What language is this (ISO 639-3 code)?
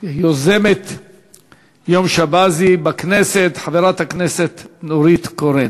heb